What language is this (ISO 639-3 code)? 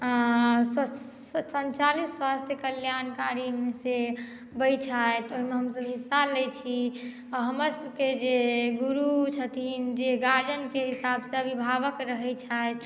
mai